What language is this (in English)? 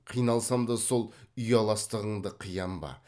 Kazakh